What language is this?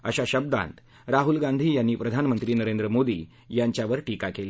Marathi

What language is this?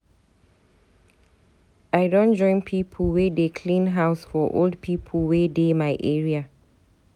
Nigerian Pidgin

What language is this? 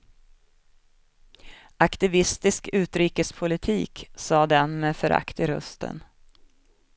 Swedish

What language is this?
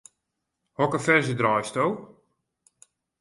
Western Frisian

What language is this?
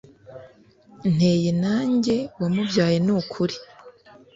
Kinyarwanda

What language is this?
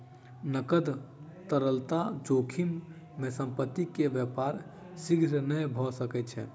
Maithili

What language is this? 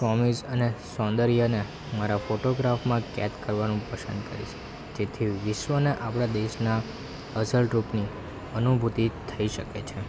Gujarati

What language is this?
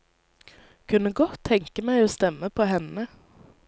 Norwegian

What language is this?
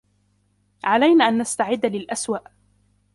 Arabic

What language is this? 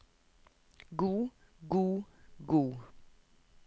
Norwegian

